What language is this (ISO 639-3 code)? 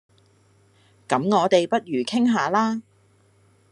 yue